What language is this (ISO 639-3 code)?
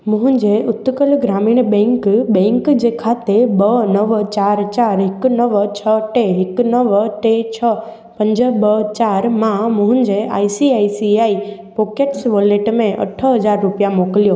snd